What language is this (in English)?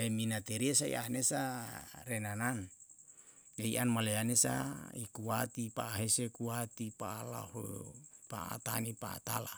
Yalahatan